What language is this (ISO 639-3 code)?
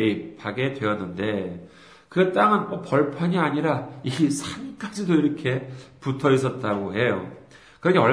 kor